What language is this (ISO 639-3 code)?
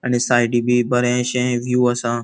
kok